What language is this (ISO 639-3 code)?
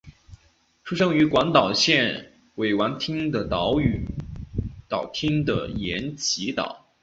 zho